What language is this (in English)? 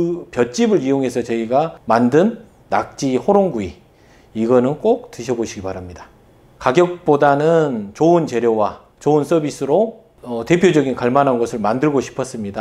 Korean